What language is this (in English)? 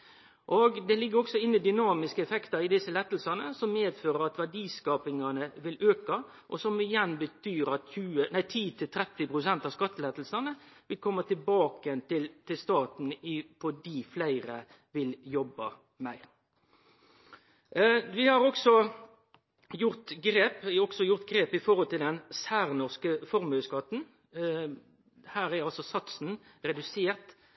Norwegian Nynorsk